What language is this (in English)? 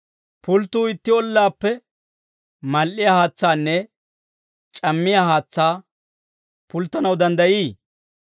Dawro